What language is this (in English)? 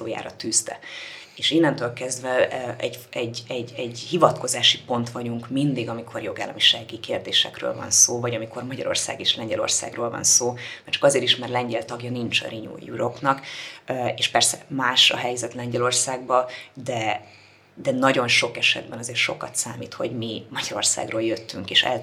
Hungarian